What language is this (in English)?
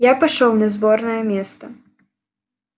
Russian